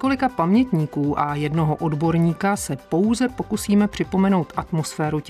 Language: Czech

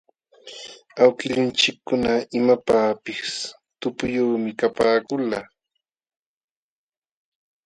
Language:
Jauja Wanca Quechua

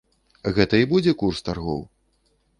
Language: Belarusian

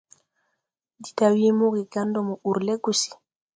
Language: Tupuri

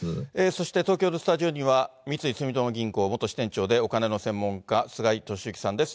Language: Japanese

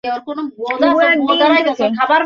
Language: Bangla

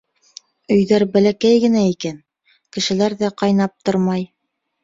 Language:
Bashkir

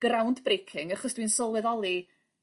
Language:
Welsh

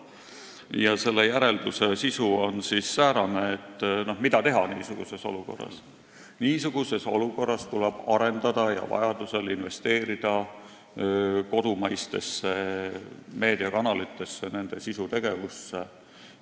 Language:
Estonian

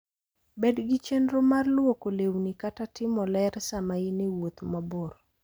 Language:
Luo (Kenya and Tanzania)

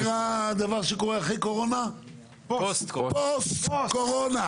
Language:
Hebrew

